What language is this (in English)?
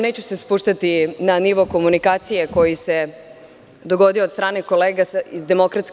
Serbian